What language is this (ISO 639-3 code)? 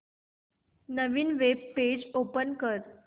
mar